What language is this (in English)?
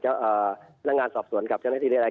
Thai